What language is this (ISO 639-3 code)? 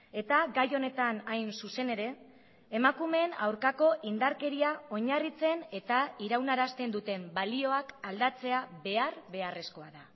eus